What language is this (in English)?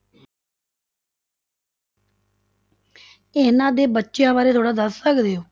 Punjabi